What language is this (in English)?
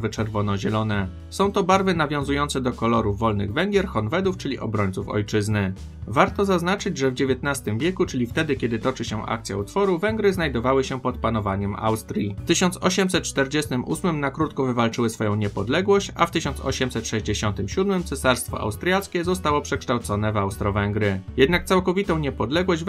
Polish